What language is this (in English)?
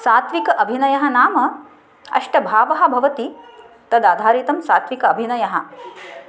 Sanskrit